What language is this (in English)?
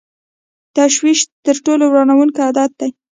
Pashto